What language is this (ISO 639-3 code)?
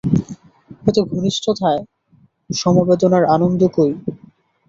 ben